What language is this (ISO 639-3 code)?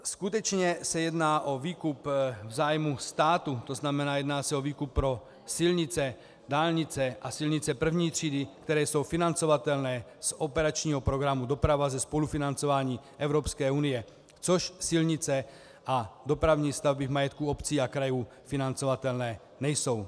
ces